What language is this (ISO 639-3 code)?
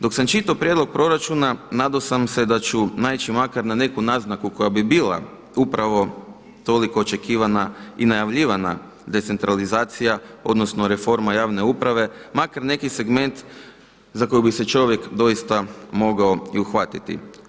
hrv